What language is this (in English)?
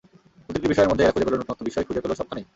Bangla